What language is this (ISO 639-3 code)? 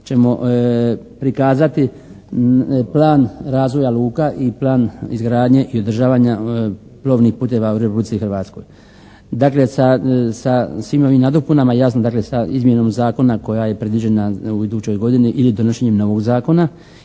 hrv